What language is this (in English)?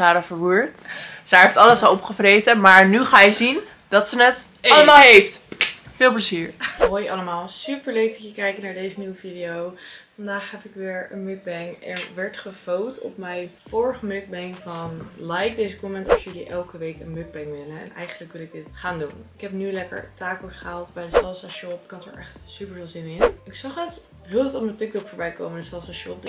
Dutch